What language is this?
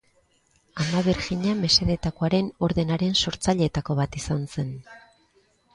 Basque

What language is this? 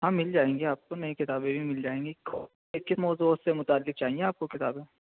Urdu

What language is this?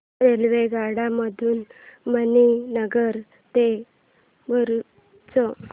Marathi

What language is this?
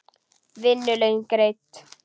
Icelandic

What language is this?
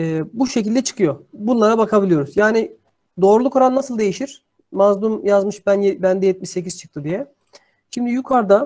Turkish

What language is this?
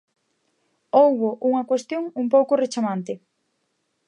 Galician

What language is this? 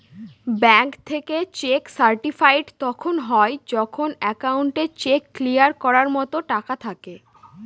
Bangla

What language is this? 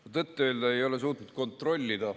Estonian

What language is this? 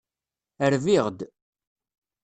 Kabyle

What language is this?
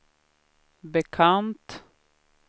Swedish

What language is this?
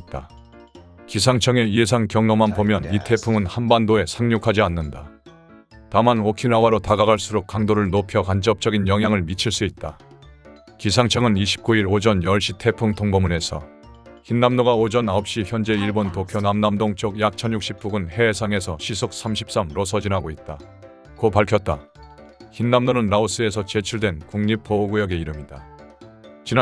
Korean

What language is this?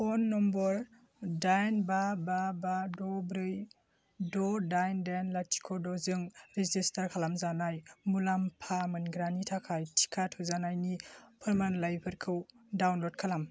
Bodo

